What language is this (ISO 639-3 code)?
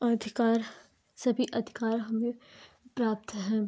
hin